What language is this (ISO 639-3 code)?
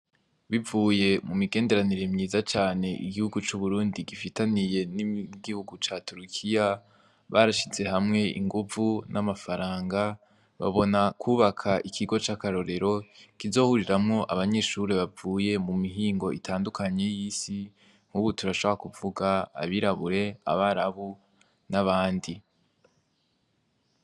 run